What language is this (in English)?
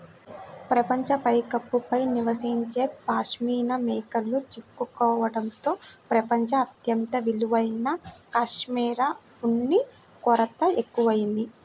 Telugu